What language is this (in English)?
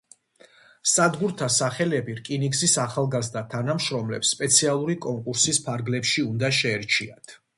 Georgian